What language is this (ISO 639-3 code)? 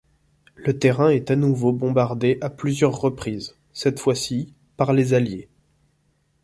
fra